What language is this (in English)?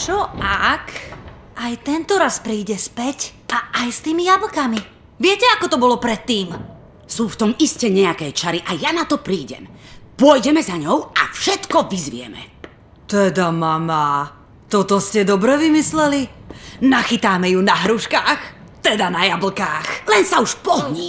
Czech